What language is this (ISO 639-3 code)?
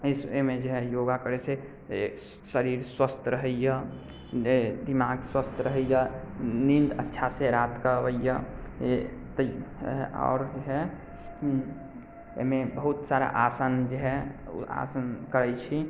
mai